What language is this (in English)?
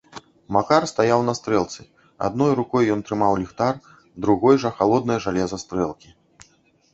Belarusian